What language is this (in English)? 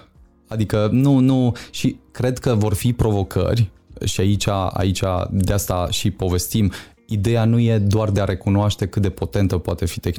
Romanian